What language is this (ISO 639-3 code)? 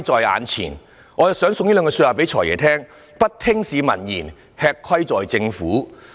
yue